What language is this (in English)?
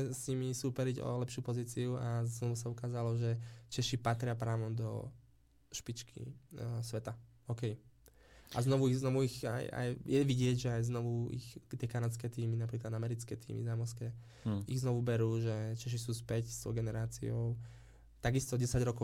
Slovak